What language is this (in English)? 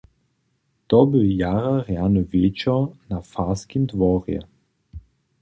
Upper Sorbian